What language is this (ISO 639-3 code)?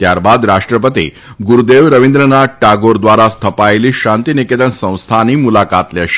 guj